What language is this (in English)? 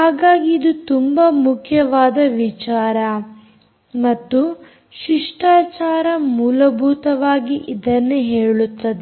Kannada